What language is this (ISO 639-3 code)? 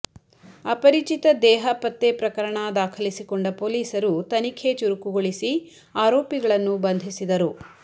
kan